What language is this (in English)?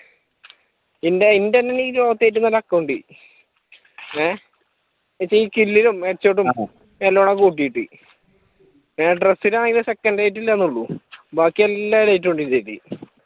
Malayalam